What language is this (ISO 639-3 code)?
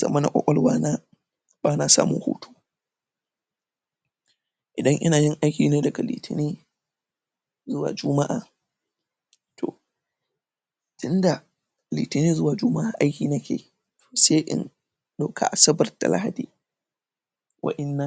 hau